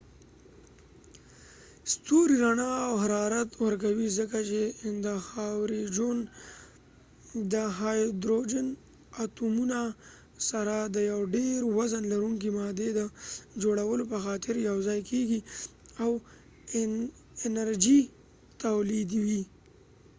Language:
Pashto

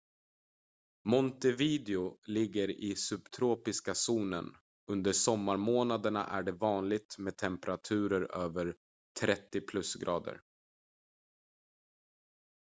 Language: Swedish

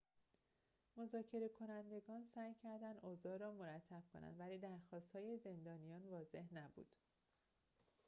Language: Persian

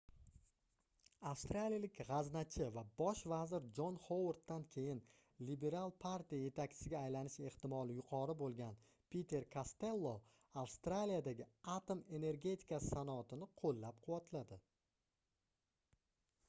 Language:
Uzbek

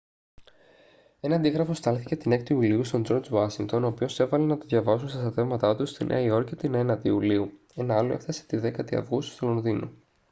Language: Greek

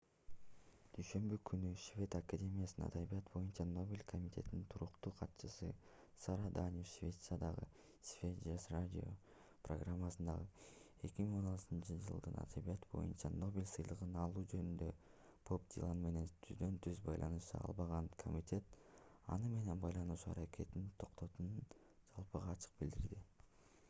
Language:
Kyrgyz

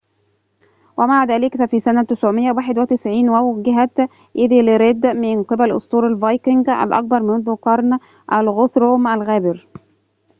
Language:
Arabic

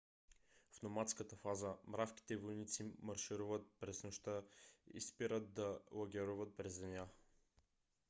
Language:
Bulgarian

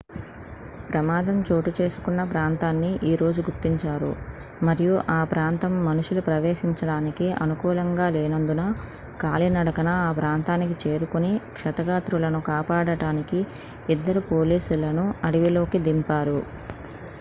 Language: Telugu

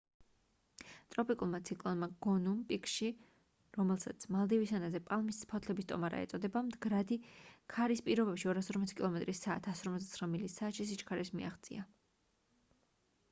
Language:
Georgian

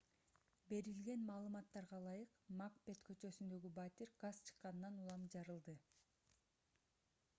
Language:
Kyrgyz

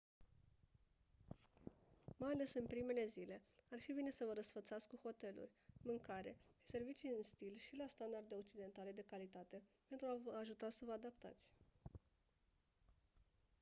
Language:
Romanian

